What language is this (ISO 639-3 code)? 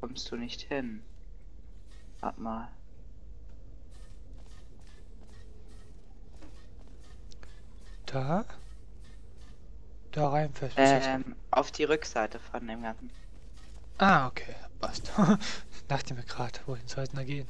deu